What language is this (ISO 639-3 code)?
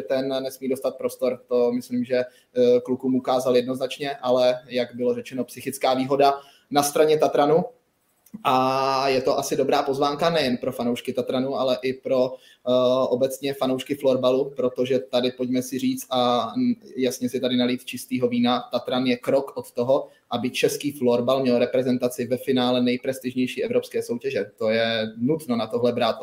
ces